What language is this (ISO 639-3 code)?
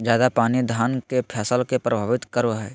mag